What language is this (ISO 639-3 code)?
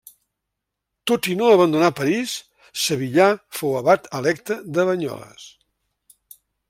cat